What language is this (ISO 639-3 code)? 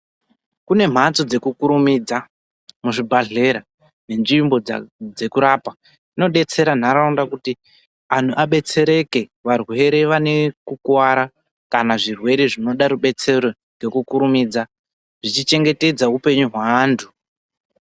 ndc